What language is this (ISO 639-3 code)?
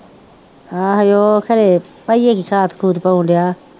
pan